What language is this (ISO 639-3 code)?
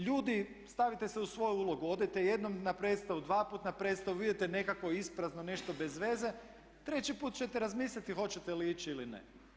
hrv